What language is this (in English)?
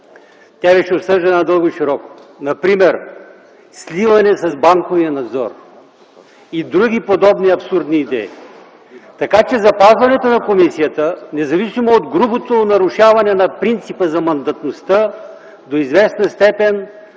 Bulgarian